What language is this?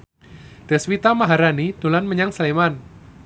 Javanese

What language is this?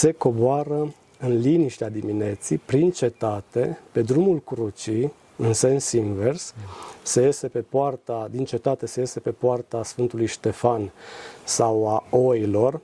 Romanian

